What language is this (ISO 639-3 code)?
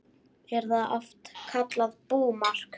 isl